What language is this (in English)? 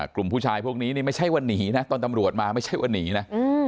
Thai